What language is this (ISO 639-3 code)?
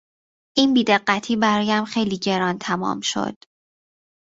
fas